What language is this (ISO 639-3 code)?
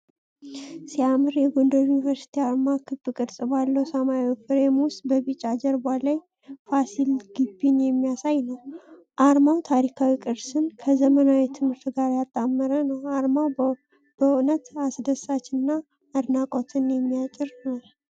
amh